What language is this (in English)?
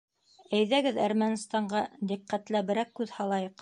Bashkir